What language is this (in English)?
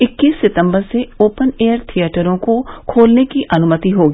Hindi